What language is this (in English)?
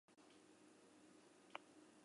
Basque